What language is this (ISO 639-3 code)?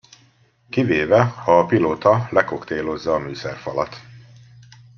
hun